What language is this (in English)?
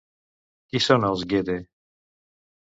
Catalan